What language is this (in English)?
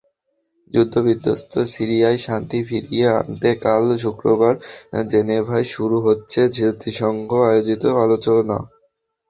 Bangla